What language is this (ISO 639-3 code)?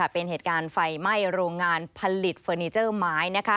tha